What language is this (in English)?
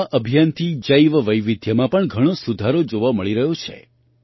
Gujarati